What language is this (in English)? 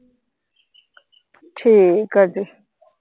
Punjabi